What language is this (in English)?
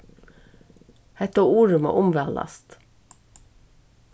Faroese